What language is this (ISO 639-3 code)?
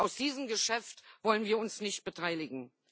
deu